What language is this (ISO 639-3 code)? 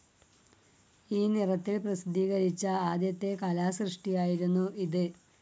mal